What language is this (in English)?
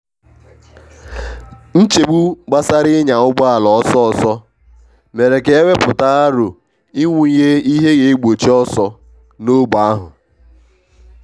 Igbo